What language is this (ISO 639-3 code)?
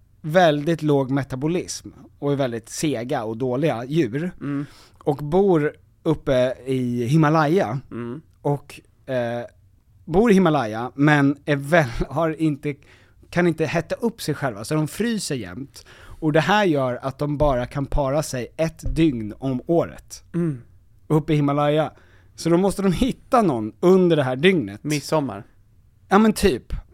swe